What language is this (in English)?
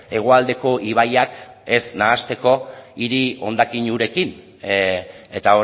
Basque